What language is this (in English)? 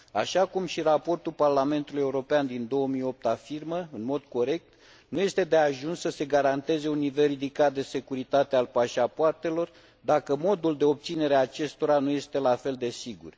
Romanian